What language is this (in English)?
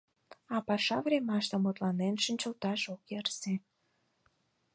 Mari